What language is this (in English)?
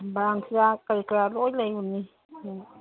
Manipuri